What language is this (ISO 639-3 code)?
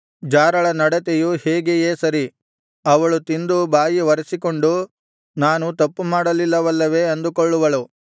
kan